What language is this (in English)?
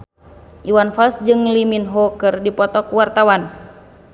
Sundanese